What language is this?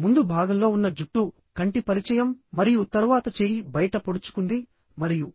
Telugu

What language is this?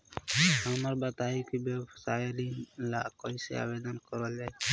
Bhojpuri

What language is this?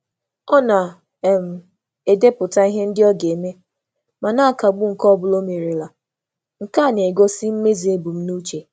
Igbo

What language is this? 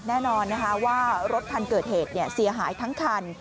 Thai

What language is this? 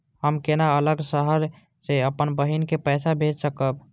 Maithili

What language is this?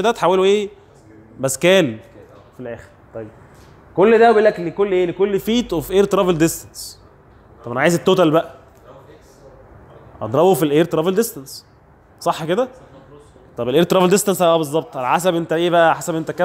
Arabic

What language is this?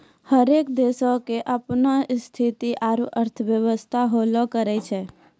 Maithili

